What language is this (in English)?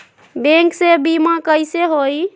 Magahi